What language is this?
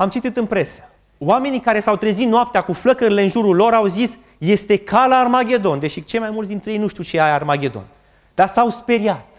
Romanian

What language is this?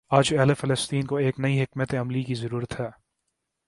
Urdu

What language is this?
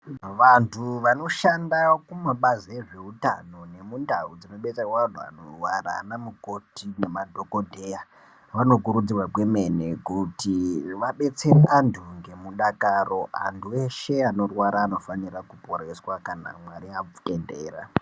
Ndau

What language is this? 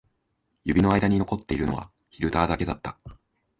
Japanese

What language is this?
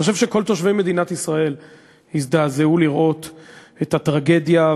Hebrew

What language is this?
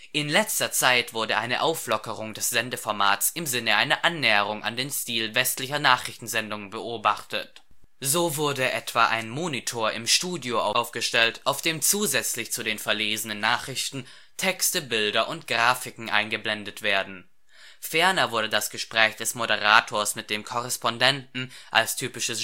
German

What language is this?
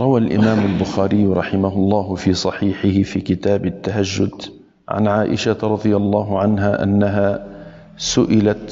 Arabic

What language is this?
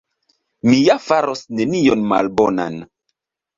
Esperanto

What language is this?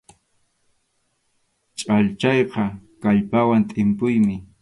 Arequipa-La Unión Quechua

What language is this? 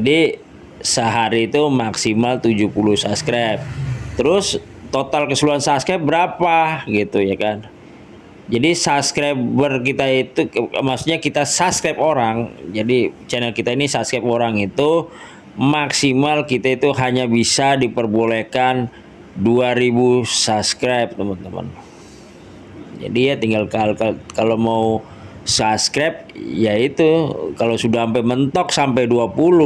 Indonesian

